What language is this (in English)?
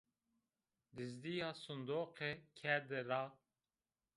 Zaza